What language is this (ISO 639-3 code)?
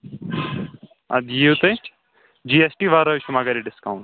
kas